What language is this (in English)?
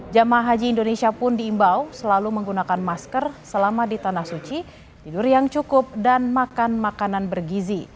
Indonesian